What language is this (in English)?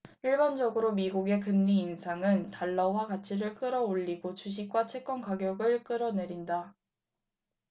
Korean